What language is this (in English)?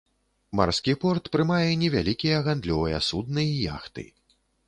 Belarusian